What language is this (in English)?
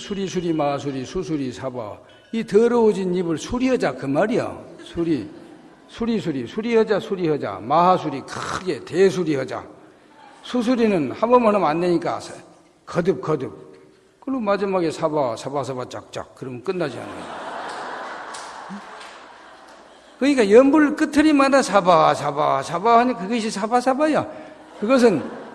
Korean